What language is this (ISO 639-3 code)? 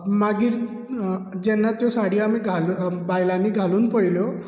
kok